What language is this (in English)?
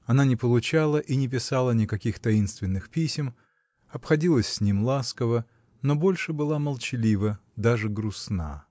Russian